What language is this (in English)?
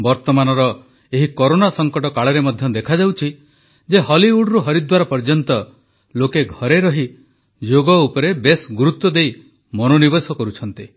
Odia